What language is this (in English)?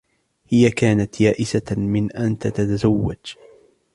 Arabic